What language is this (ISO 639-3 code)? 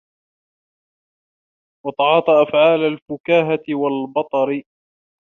ara